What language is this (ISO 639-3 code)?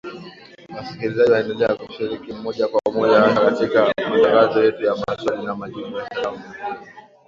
swa